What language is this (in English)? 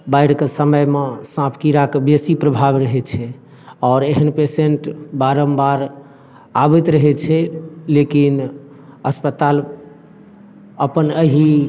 Maithili